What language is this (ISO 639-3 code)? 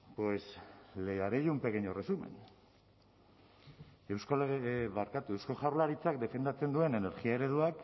eus